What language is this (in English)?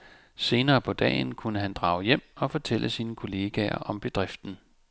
Danish